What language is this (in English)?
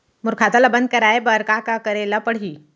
Chhattisgarhi